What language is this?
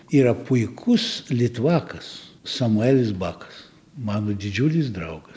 Lithuanian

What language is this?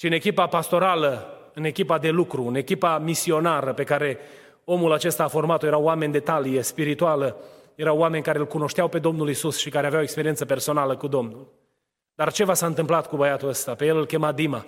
Romanian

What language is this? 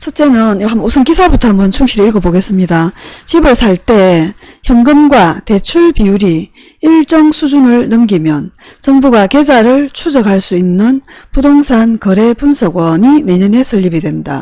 Korean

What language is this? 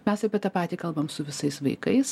Lithuanian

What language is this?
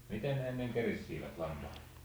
Finnish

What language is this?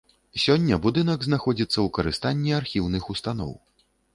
Belarusian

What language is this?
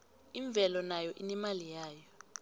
South Ndebele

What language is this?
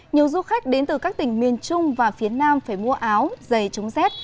Vietnamese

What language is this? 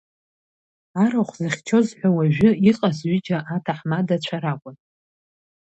Abkhazian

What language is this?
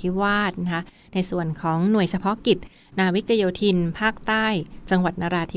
Thai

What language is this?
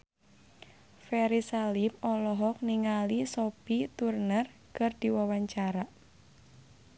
Sundanese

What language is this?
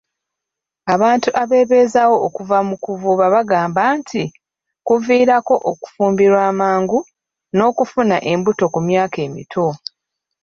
Ganda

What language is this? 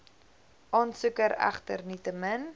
Afrikaans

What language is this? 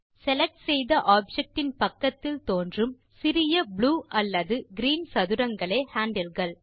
Tamil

